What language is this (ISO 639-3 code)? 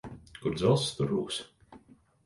lav